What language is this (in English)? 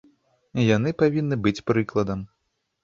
Belarusian